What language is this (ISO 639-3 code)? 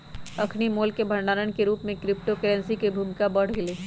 mag